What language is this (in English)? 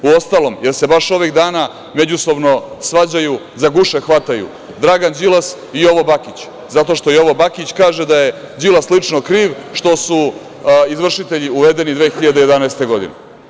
Serbian